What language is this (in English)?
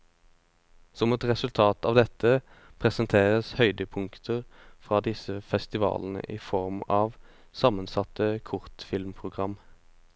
Norwegian